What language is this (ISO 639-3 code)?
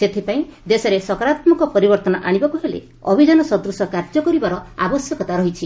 ori